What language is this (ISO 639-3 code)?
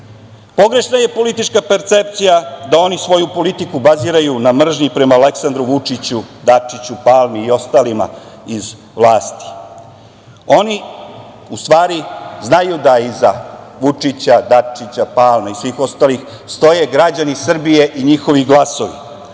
srp